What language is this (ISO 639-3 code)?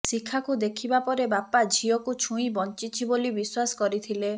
ori